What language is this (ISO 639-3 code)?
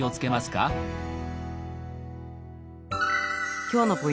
jpn